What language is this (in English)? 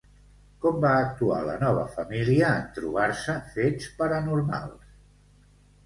Catalan